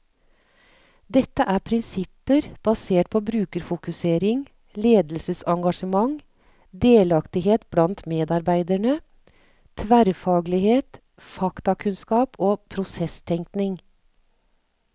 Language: Norwegian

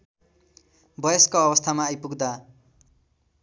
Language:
Nepali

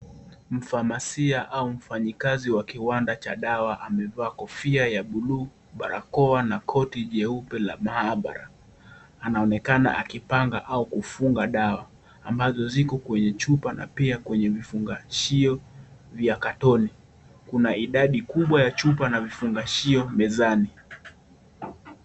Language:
Swahili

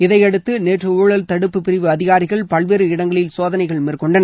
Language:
Tamil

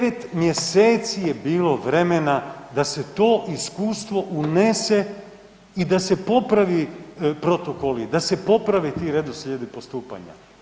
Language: Croatian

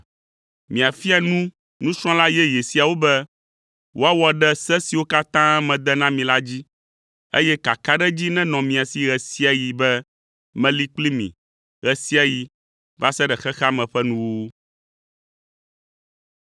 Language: Ewe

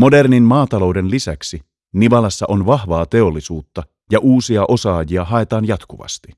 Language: Finnish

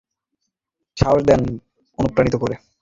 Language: Bangla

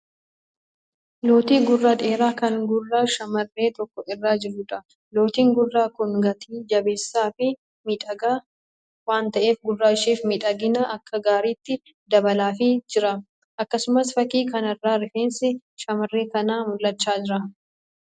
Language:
Oromo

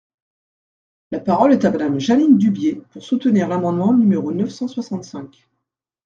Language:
French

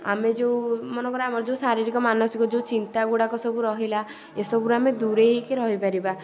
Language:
Odia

